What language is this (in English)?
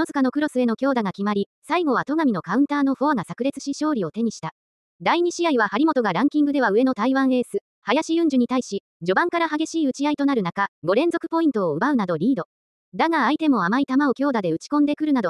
Japanese